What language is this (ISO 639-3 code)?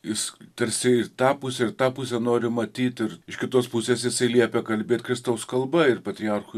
lit